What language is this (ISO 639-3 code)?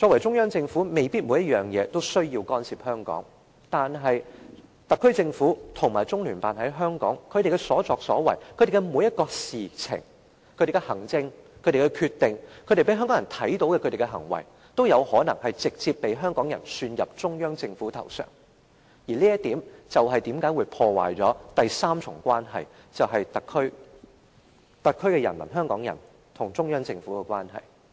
yue